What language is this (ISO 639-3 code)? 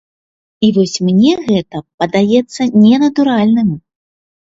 bel